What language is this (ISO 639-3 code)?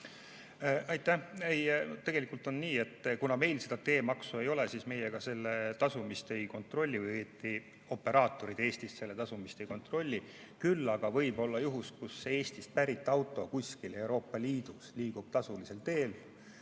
est